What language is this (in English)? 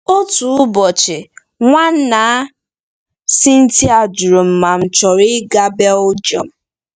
Igbo